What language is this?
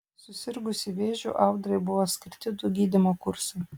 Lithuanian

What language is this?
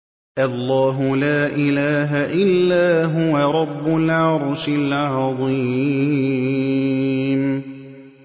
Arabic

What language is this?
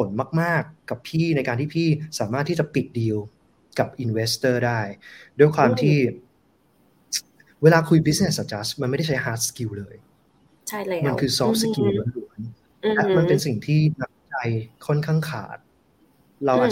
Thai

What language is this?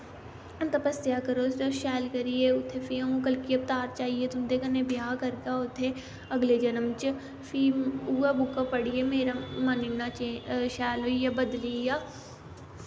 Dogri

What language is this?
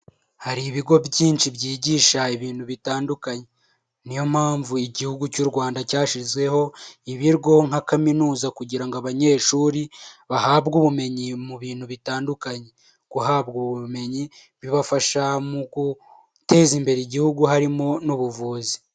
Kinyarwanda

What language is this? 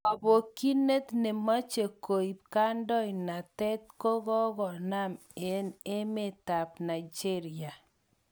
Kalenjin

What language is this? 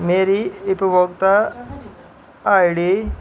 Dogri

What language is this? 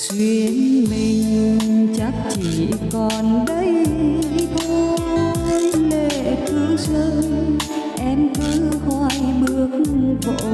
Vietnamese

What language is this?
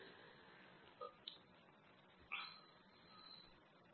Kannada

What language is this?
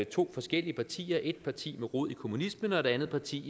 Danish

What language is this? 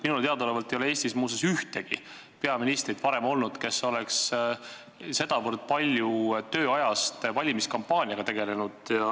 Estonian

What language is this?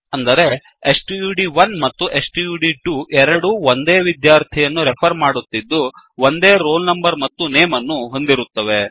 Kannada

